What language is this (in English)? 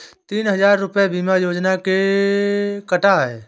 Hindi